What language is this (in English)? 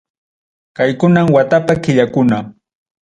Ayacucho Quechua